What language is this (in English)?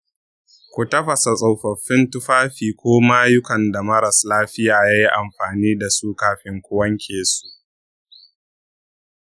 Hausa